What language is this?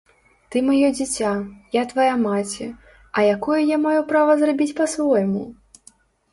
Belarusian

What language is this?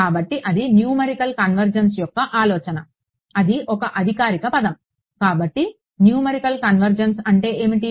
Telugu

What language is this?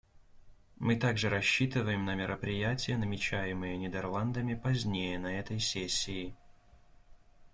Russian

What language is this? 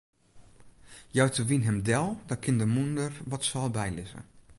Western Frisian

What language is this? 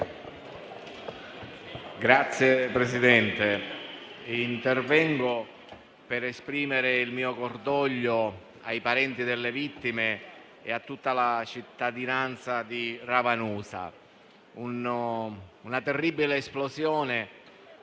Italian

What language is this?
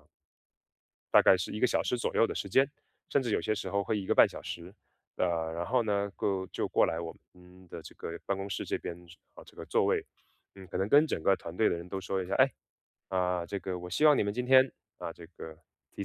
Chinese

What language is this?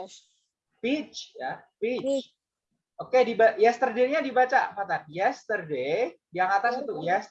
Indonesian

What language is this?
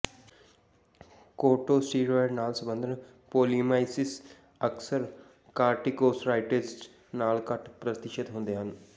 Punjabi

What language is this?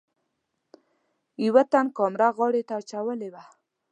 Pashto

